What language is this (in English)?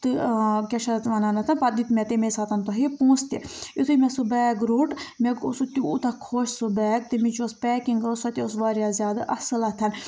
Kashmiri